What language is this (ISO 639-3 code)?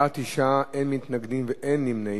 heb